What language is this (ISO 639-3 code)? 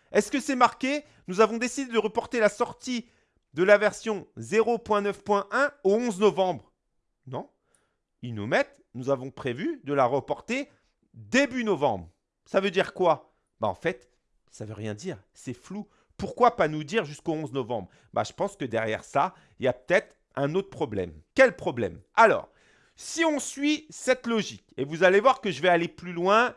fra